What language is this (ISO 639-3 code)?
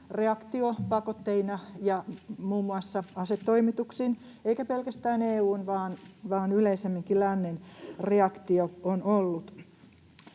fin